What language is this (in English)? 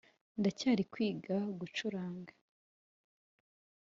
Kinyarwanda